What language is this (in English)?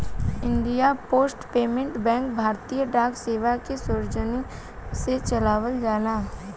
Bhojpuri